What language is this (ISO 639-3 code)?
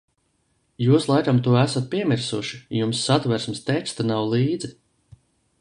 lav